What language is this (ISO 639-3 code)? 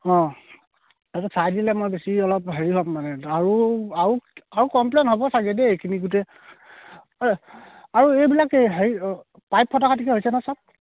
asm